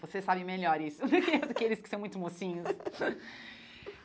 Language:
Portuguese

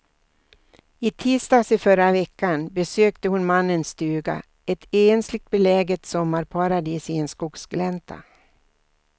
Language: Swedish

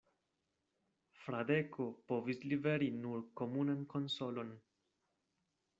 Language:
Esperanto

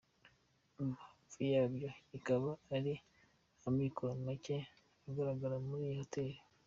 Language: Kinyarwanda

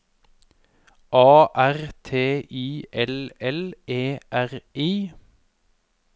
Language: Norwegian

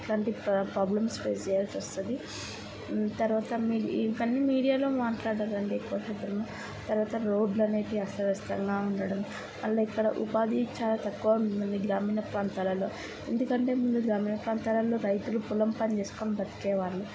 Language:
Telugu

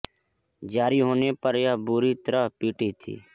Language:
Hindi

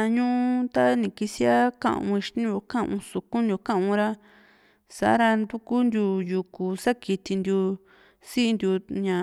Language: Juxtlahuaca Mixtec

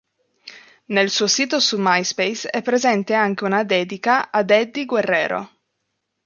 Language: Italian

